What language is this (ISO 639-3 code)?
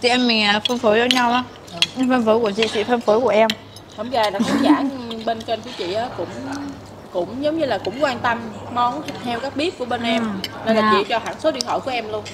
vie